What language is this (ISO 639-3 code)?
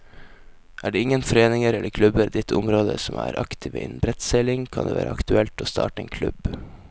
nor